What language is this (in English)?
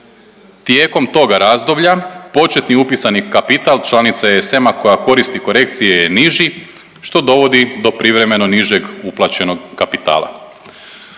Croatian